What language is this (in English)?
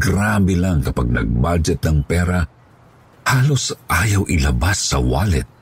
Filipino